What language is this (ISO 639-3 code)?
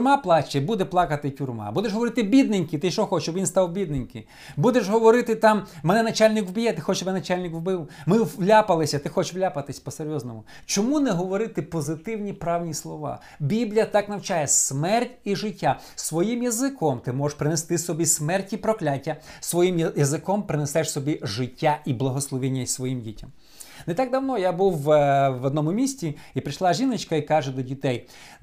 ukr